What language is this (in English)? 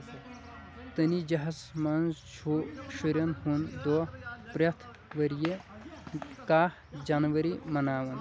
Kashmiri